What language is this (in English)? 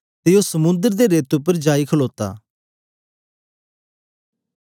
Dogri